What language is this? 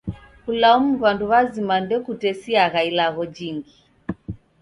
Taita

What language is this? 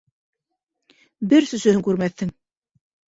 Bashkir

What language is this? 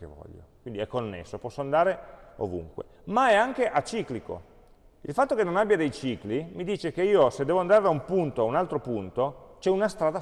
Italian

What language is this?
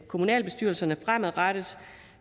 Danish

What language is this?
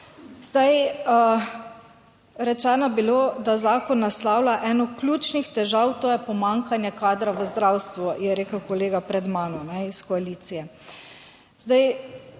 Slovenian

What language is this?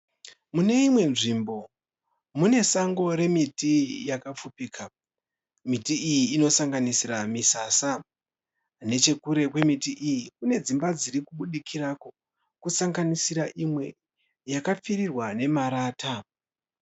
Shona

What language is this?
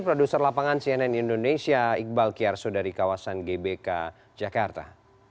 Indonesian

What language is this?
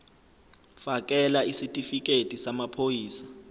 Zulu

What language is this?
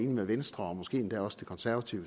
Danish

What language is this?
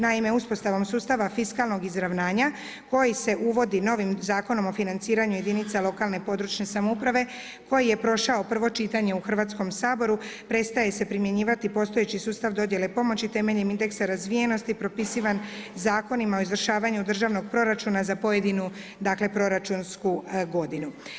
Croatian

